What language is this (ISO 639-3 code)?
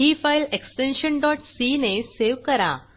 mar